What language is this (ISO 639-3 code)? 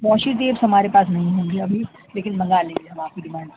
urd